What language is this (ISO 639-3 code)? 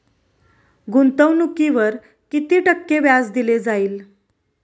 mar